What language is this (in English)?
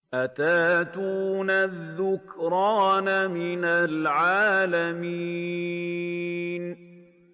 Arabic